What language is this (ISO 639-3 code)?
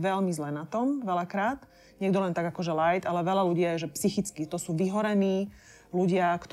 slk